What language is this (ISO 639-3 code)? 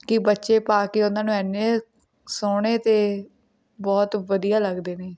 pan